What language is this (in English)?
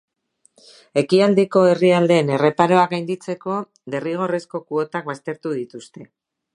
Basque